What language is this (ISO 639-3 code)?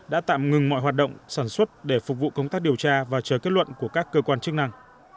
vie